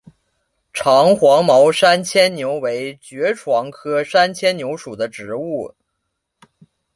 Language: Chinese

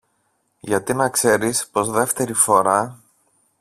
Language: Greek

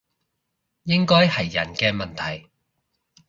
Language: Cantonese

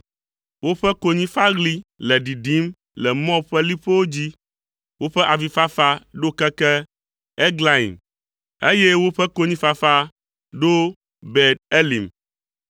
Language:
Ewe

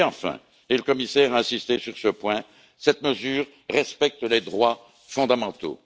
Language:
French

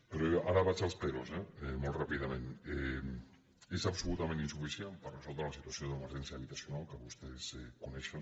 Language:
Catalan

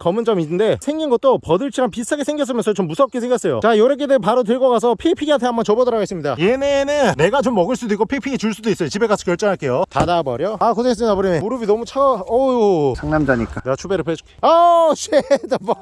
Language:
Korean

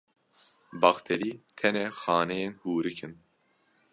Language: Kurdish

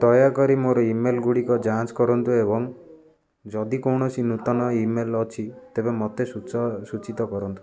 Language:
Odia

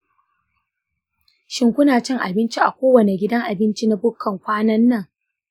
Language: Hausa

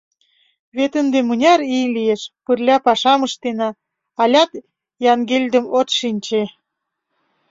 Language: Mari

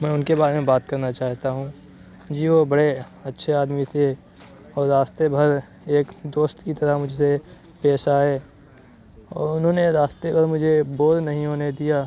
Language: Urdu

